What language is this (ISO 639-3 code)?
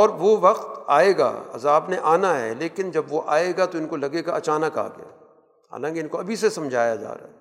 urd